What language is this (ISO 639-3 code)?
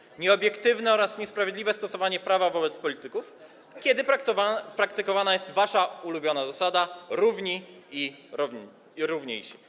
pol